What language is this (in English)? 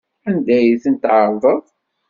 Kabyle